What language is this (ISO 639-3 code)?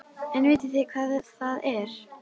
isl